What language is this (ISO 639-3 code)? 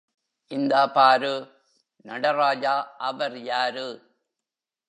tam